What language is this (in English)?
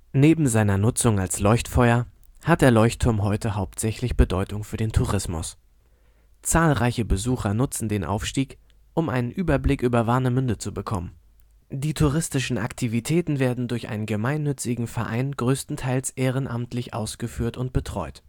German